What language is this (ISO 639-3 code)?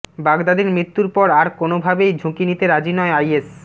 ben